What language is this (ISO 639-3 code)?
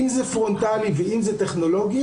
heb